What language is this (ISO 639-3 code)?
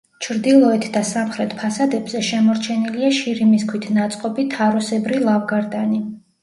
kat